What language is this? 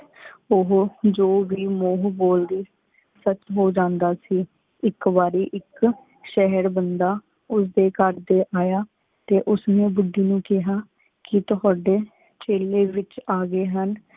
Punjabi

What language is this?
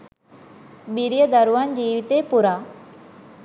Sinhala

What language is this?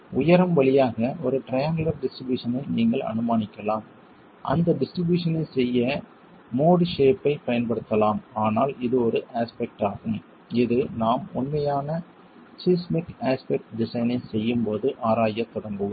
Tamil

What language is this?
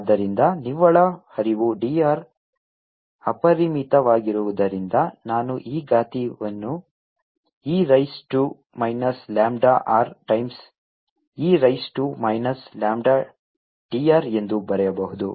Kannada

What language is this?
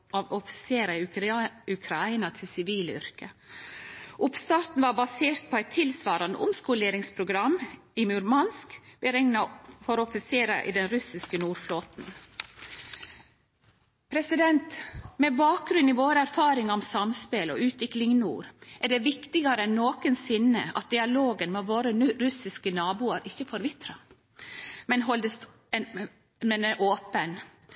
Norwegian Nynorsk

